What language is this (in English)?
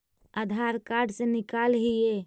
Magahi